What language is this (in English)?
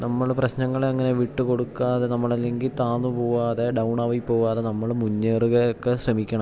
Malayalam